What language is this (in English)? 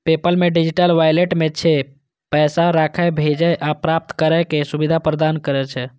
Maithili